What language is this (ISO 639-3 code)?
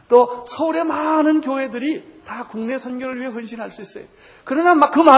kor